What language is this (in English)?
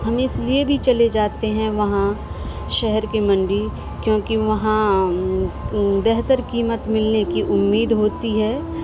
Urdu